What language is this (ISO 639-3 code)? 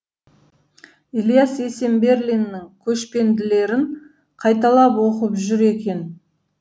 kaz